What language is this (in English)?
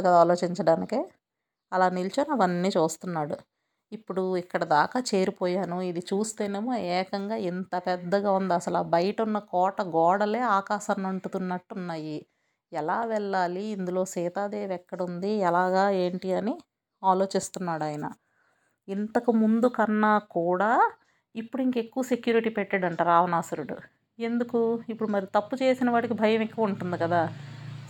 Telugu